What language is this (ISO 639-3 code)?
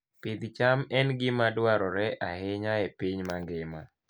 luo